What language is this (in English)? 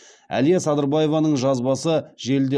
Kazakh